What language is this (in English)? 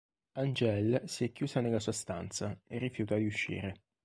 Italian